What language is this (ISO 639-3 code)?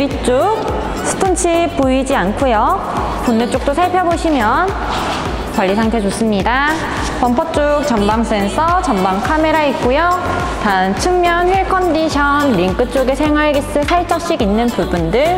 kor